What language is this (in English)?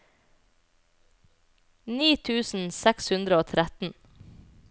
Norwegian